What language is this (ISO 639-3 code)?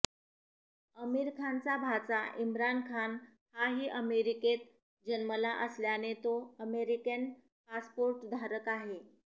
mar